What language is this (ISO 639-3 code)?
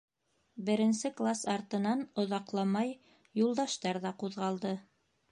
bak